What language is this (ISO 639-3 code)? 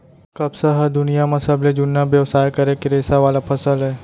hne